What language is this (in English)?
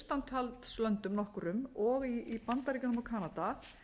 Icelandic